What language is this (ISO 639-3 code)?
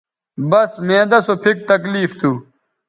btv